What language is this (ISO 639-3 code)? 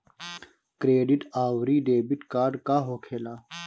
bho